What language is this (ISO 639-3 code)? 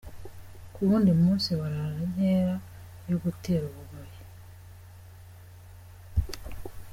kin